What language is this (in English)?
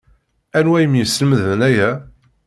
Kabyle